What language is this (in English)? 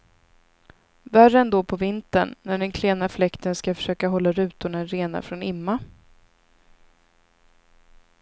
Swedish